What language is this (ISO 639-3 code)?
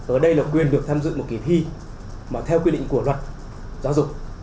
vie